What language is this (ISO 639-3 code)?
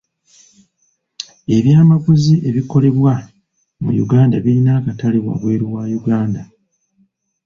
lug